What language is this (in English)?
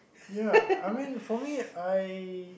English